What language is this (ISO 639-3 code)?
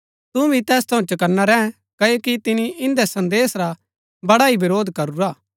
gbk